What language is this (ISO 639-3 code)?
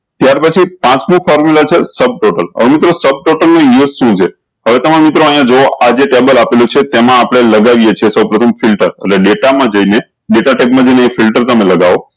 guj